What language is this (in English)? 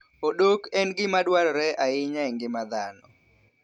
Luo (Kenya and Tanzania)